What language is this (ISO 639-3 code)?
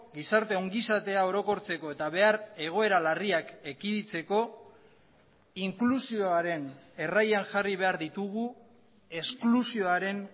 eus